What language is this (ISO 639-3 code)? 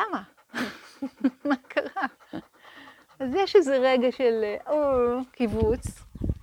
heb